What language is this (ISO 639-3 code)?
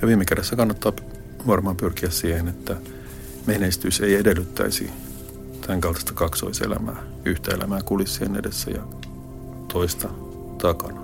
fin